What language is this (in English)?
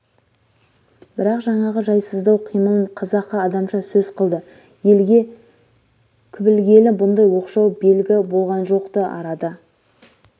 Kazakh